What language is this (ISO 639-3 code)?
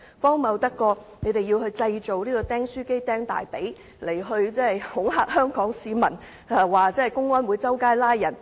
yue